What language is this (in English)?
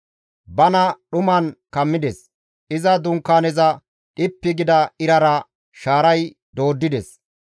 Gamo